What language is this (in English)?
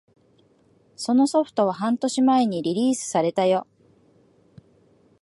Japanese